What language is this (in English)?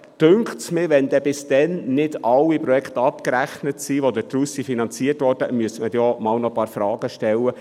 Swiss German